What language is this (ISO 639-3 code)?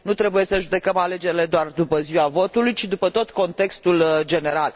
ron